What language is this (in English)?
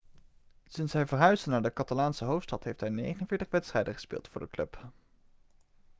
Dutch